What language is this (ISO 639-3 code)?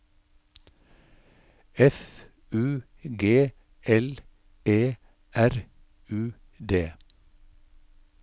nor